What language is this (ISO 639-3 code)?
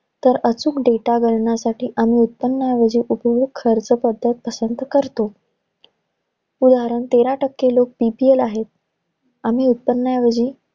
mar